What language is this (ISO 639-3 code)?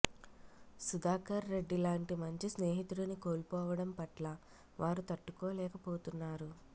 tel